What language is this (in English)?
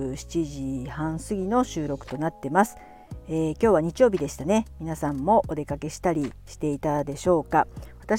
Japanese